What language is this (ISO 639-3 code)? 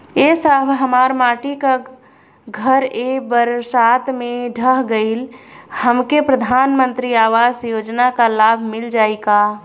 bho